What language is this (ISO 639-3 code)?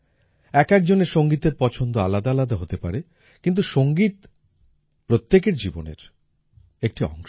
ben